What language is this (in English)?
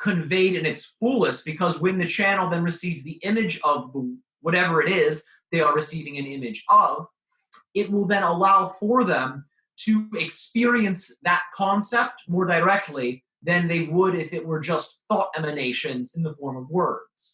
English